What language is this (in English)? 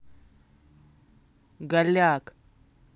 Russian